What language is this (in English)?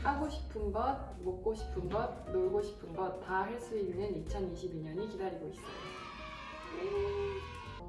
Korean